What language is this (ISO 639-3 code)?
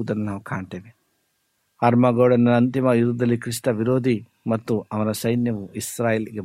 kan